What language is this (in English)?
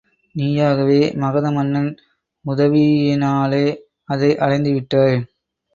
Tamil